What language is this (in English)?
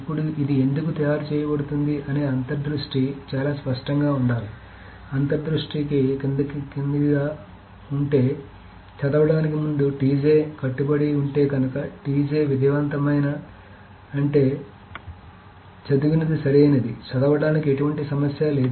Telugu